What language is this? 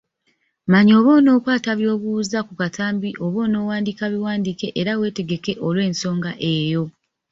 Ganda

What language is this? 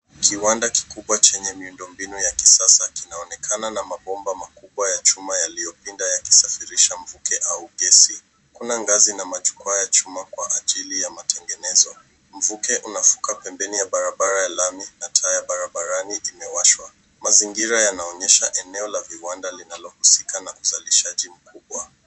Swahili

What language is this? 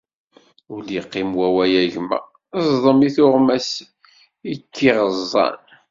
Kabyle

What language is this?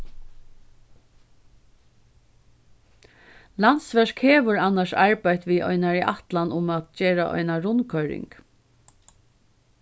Faroese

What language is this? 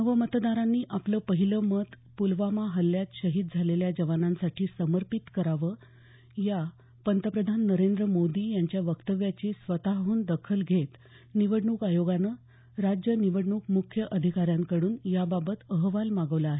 Marathi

